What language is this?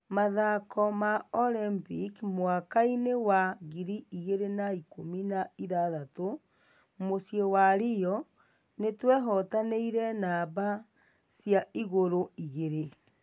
Kikuyu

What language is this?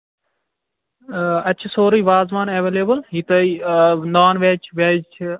Kashmiri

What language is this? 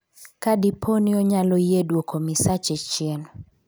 Luo (Kenya and Tanzania)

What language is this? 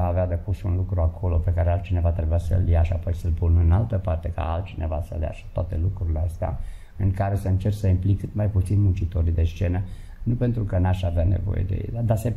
Romanian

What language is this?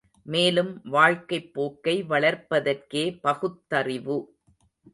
Tamil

